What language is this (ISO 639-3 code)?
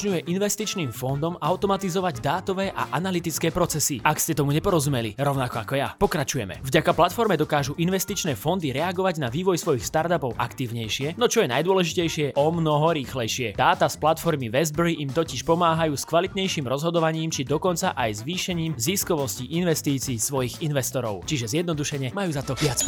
slk